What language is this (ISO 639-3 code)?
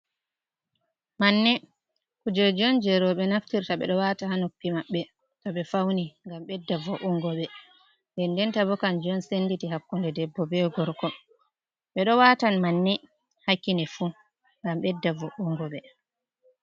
ful